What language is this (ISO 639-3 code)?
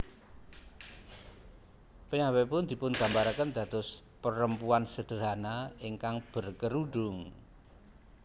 jav